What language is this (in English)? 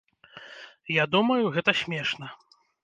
Belarusian